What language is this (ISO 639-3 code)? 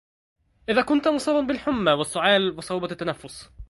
ara